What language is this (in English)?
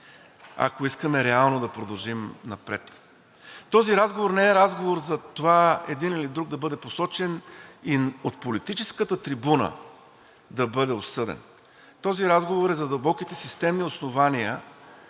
Bulgarian